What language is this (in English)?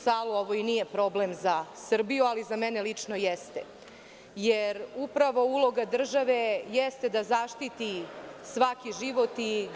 Serbian